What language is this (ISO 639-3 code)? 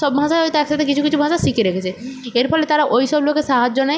ben